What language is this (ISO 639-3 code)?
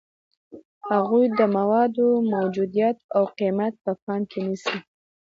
pus